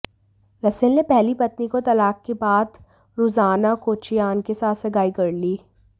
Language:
Hindi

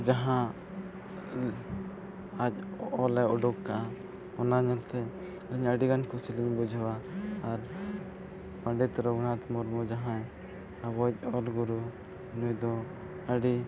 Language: Santali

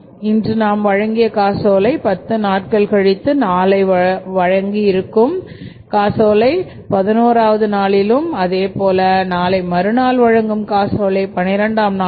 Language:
Tamil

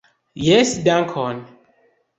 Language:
Esperanto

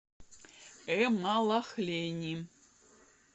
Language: Russian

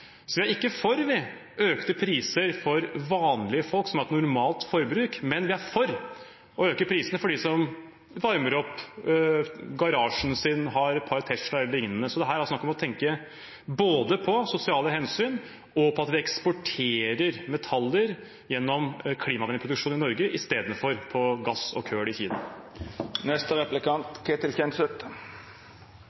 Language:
Norwegian Bokmål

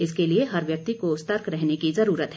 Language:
Hindi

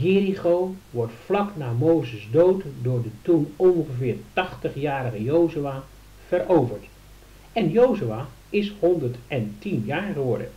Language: Dutch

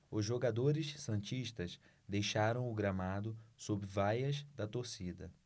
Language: Portuguese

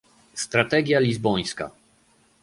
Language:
Polish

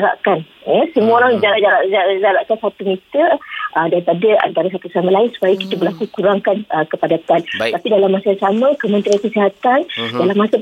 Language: Malay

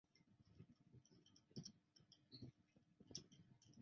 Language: Chinese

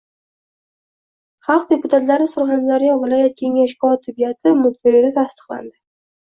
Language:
Uzbek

